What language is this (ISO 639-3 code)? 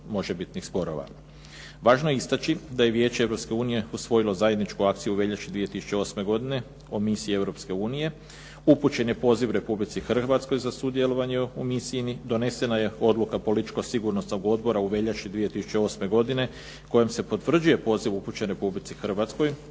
hrv